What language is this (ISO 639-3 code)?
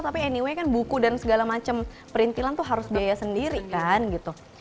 ind